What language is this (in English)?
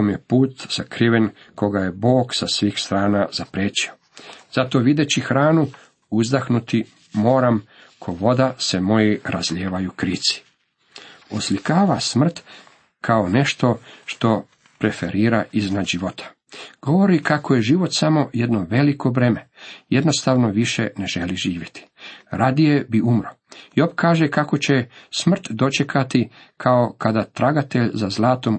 Croatian